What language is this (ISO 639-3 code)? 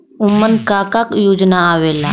bho